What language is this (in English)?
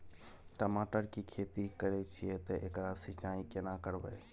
Maithili